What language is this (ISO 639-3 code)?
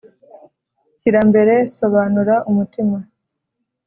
kin